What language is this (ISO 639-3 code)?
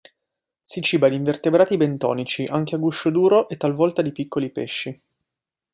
ita